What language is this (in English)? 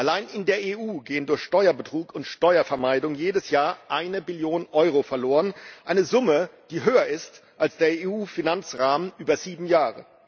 German